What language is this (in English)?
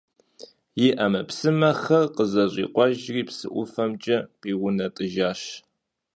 Kabardian